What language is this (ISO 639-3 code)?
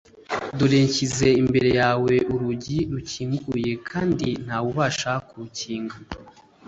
kin